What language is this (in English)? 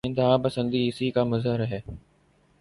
Urdu